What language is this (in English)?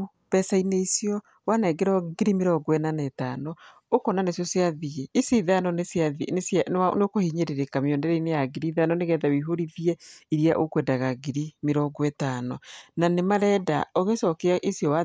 Kikuyu